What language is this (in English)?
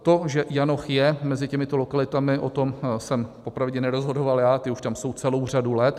Czech